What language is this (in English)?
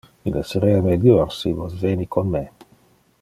Interlingua